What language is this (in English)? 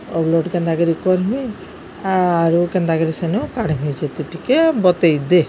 Odia